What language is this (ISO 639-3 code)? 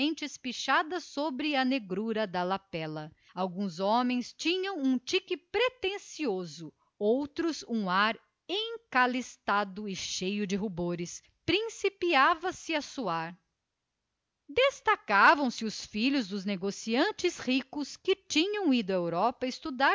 por